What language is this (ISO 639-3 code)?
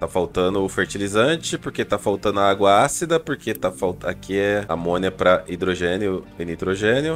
por